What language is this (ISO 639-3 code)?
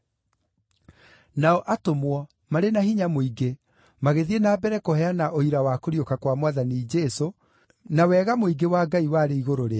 kik